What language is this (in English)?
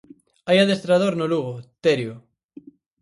Galician